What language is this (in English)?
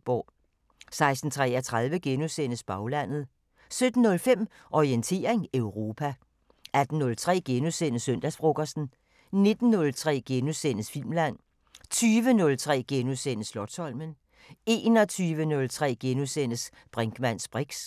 Danish